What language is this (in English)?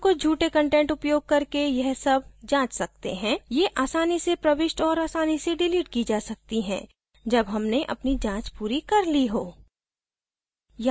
Hindi